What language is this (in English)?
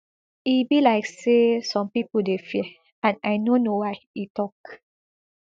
Nigerian Pidgin